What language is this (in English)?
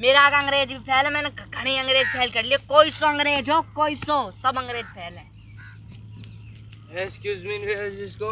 Hindi